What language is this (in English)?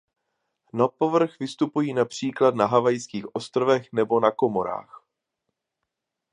Czech